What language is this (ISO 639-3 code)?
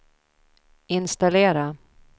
swe